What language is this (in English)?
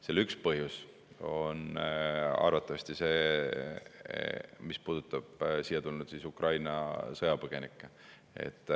Estonian